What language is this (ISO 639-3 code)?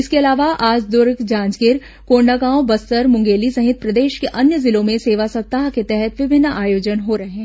hin